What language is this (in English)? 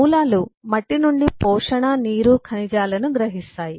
Telugu